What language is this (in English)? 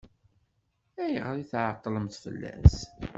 Kabyle